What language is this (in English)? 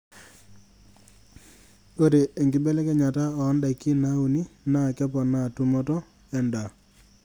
Masai